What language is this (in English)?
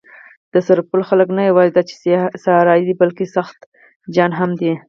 Pashto